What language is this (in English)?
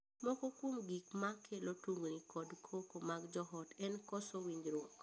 Luo (Kenya and Tanzania)